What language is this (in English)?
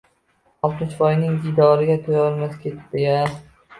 Uzbek